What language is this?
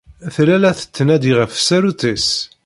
Kabyle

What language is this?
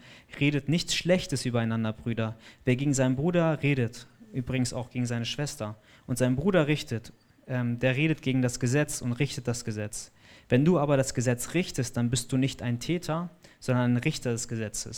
German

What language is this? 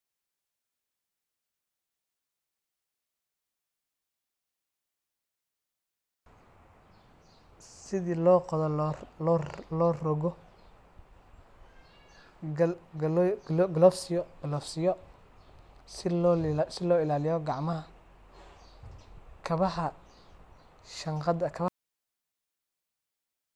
Somali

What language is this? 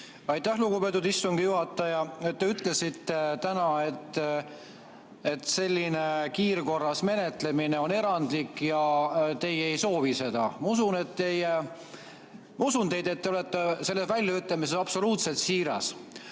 Estonian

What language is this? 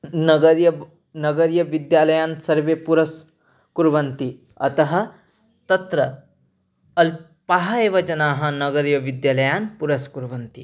Sanskrit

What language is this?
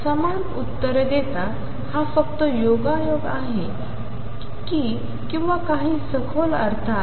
Marathi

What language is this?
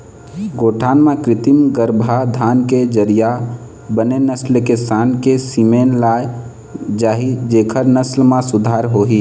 Chhattisgarhi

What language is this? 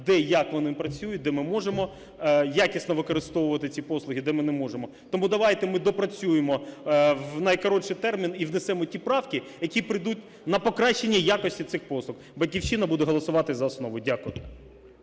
Ukrainian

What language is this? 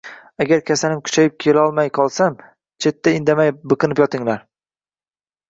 Uzbek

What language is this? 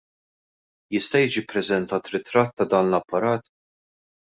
Maltese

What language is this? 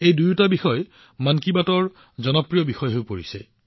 Assamese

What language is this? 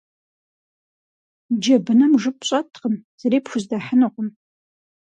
Kabardian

